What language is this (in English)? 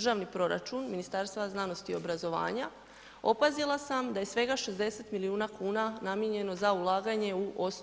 Croatian